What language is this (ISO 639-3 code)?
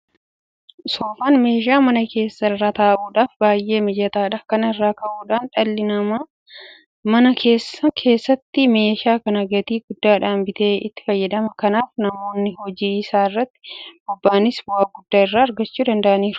orm